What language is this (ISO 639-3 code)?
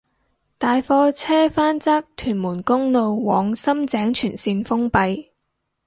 yue